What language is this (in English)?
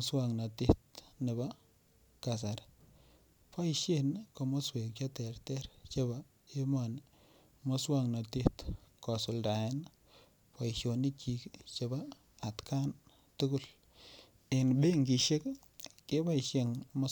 Kalenjin